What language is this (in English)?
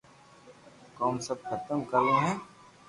Loarki